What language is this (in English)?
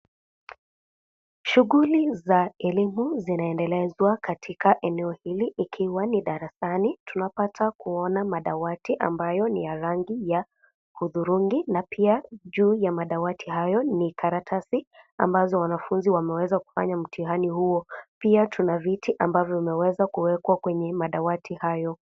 Swahili